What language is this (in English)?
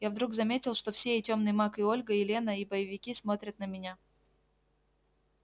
Russian